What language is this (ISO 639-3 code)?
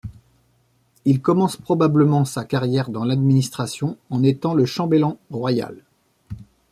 fra